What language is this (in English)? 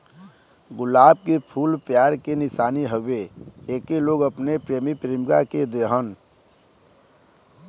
Bhojpuri